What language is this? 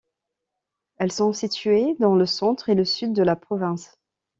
French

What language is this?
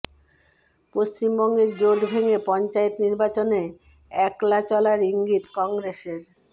Bangla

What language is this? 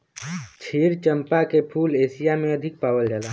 Bhojpuri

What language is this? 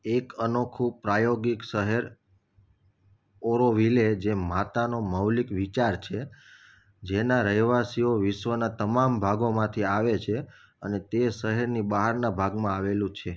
Gujarati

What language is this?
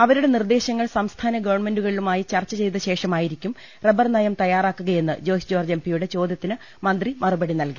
Malayalam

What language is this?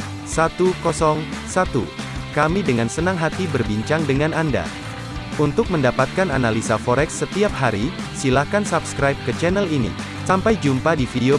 Indonesian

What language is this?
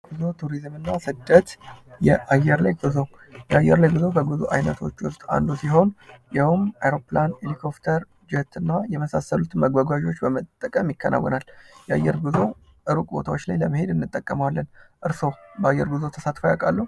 Amharic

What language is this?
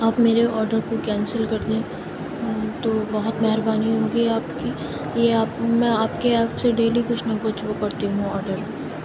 Urdu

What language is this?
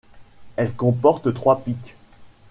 French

